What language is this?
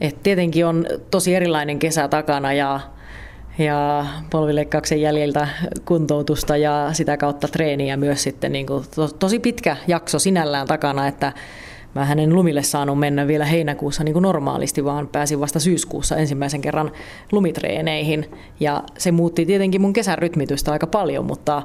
Finnish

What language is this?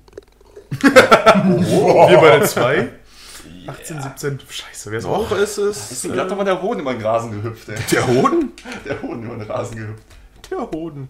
German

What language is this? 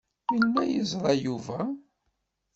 Kabyle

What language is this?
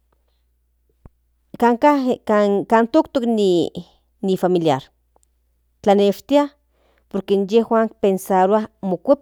Central Nahuatl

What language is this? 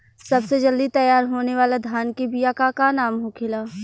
Bhojpuri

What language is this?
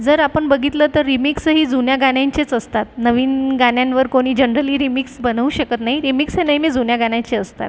Marathi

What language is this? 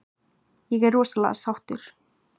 Icelandic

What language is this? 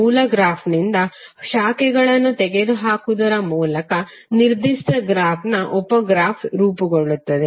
Kannada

